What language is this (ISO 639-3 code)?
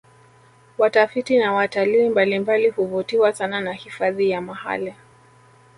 swa